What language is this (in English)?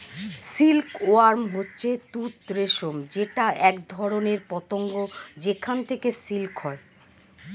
Bangla